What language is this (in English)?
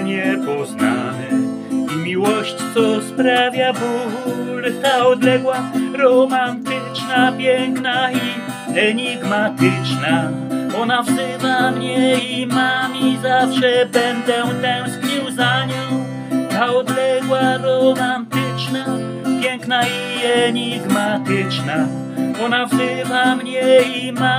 Polish